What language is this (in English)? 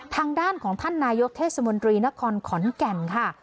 Thai